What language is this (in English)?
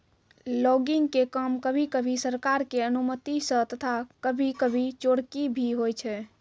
Maithili